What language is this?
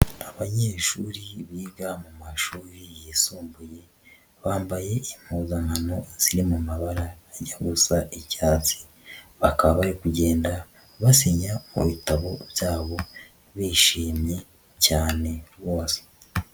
Kinyarwanda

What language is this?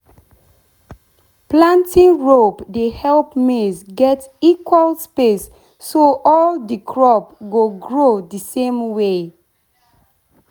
Nigerian Pidgin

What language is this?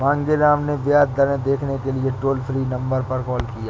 Hindi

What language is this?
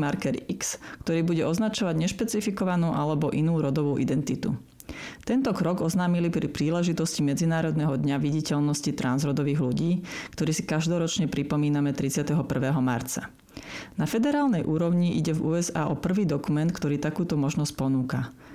Slovak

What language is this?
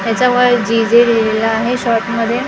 Marathi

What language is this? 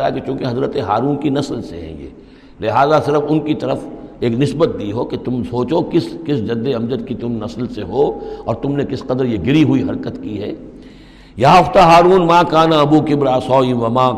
Urdu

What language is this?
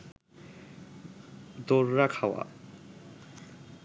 Bangla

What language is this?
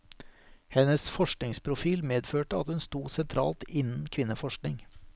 Norwegian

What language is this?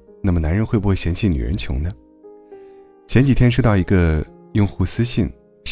Chinese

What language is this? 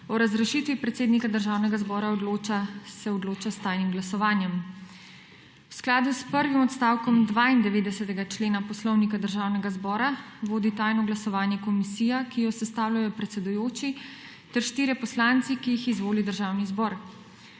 Slovenian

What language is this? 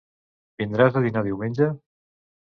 Catalan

